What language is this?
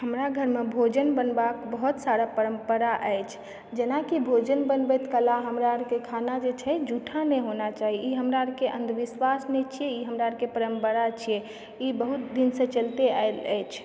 Maithili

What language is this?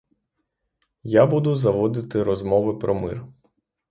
Ukrainian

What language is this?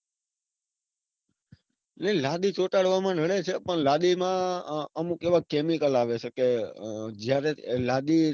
Gujarati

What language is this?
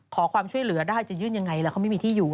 Thai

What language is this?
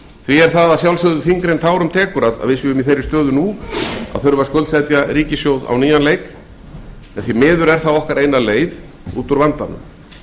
Icelandic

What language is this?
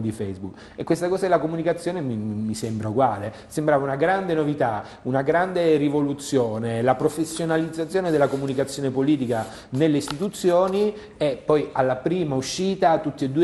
Italian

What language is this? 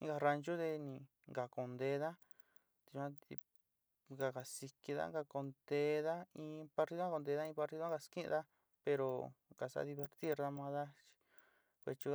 Sinicahua Mixtec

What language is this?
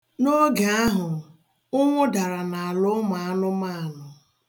Igbo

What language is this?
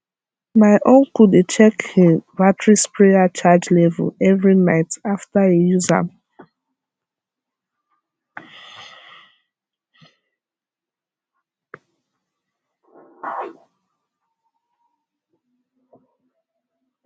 Nigerian Pidgin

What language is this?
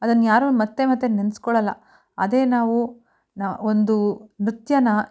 Kannada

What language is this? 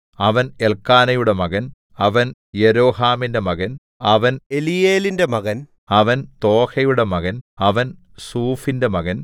Malayalam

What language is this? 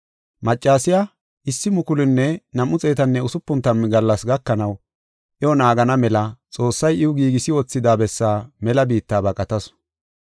Gofa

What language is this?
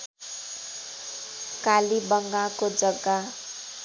Nepali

